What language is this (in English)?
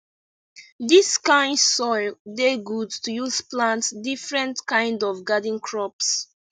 Nigerian Pidgin